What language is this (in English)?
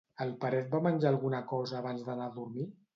Catalan